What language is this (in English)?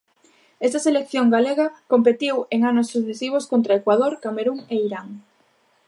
Galician